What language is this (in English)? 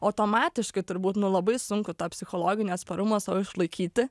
Lithuanian